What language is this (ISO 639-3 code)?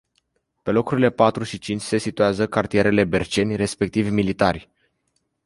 ron